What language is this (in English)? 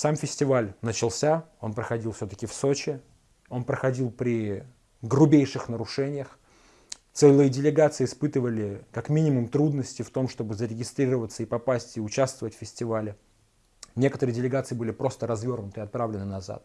Russian